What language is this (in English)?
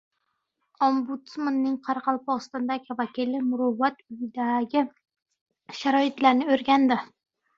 Uzbek